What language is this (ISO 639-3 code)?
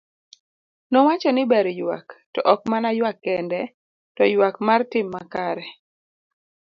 luo